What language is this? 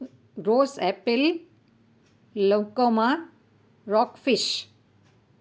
Sindhi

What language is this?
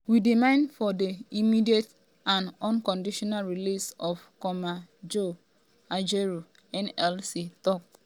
Nigerian Pidgin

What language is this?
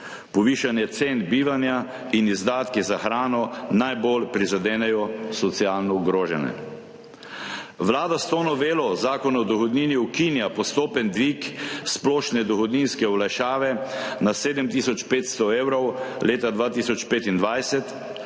Slovenian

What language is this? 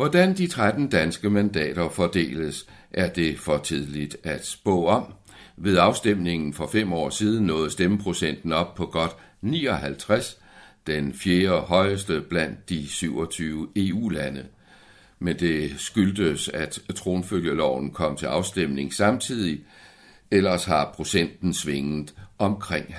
Danish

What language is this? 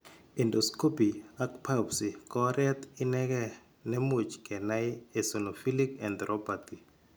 Kalenjin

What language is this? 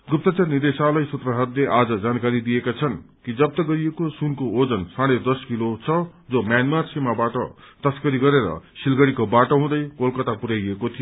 Nepali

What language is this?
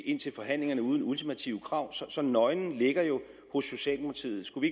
Danish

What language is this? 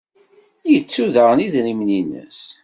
Kabyle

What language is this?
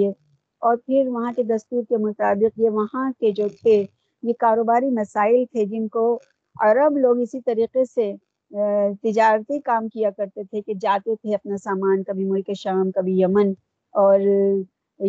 Urdu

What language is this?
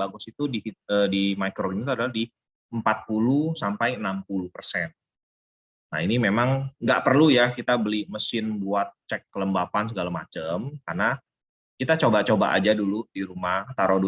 Indonesian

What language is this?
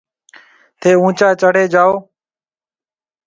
Marwari (Pakistan)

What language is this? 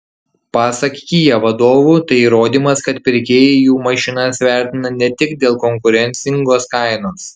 Lithuanian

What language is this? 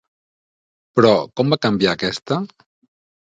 Catalan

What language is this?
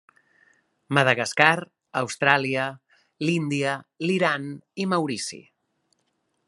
Catalan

